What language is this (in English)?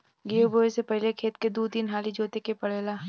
Bhojpuri